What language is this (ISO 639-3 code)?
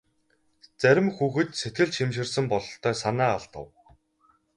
mon